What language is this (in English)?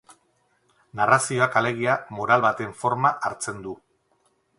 Basque